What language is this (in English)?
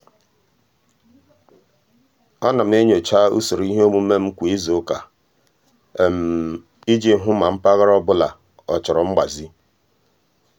Igbo